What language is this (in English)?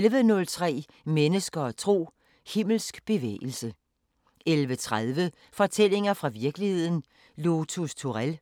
Danish